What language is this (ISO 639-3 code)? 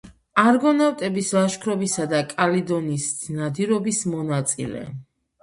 kat